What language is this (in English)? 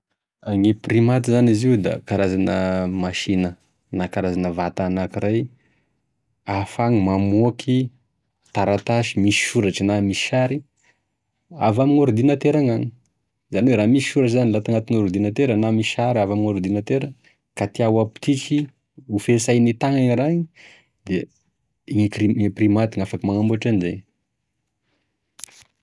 Tesaka Malagasy